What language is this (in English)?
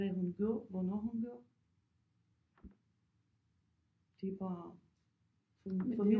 Danish